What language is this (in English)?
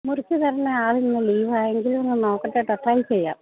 Malayalam